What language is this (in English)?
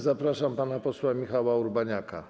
Polish